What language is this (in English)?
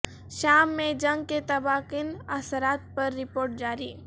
Urdu